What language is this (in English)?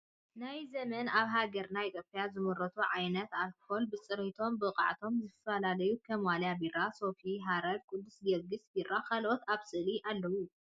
Tigrinya